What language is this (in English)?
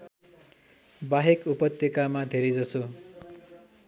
Nepali